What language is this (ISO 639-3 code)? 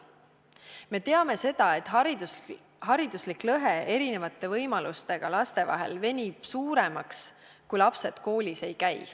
est